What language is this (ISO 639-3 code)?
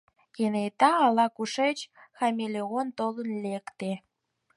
chm